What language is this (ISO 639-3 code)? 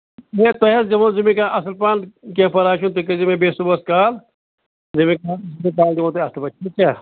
kas